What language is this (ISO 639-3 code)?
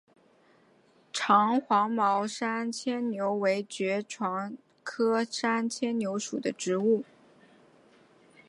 zho